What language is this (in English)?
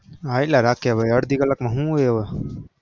Gujarati